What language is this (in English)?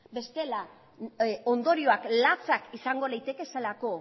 Basque